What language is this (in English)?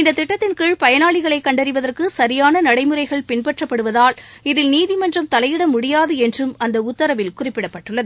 Tamil